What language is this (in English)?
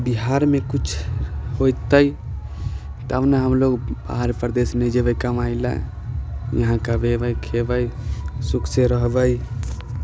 Maithili